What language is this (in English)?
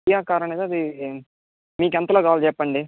Telugu